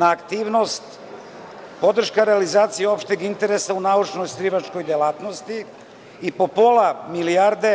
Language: Serbian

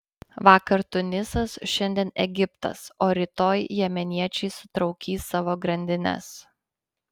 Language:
Lithuanian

